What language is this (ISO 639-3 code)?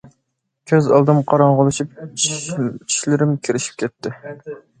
uig